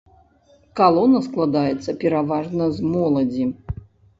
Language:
Belarusian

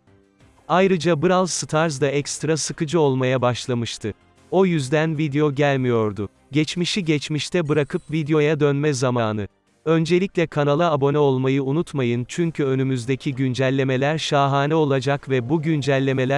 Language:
Turkish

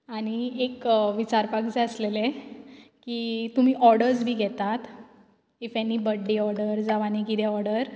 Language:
Konkani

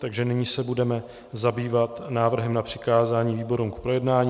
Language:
Czech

